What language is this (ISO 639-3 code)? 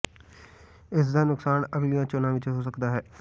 pan